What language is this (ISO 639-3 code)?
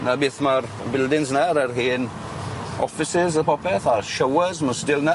cym